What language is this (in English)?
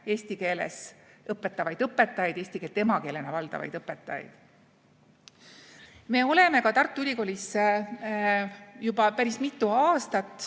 Estonian